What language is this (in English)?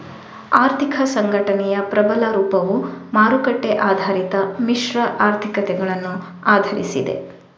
Kannada